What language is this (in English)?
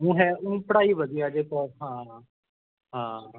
Punjabi